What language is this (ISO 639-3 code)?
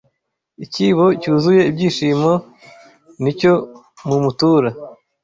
kin